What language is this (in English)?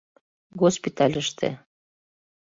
Mari